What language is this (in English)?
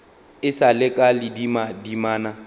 Northern Sotho